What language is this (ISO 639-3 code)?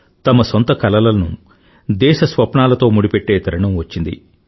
tel